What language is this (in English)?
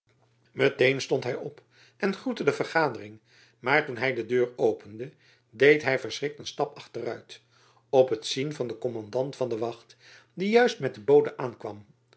Dutch